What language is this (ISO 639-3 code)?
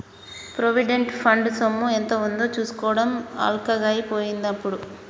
tel